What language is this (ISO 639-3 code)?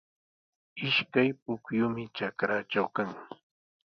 qws